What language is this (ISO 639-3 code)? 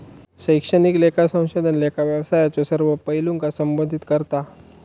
mar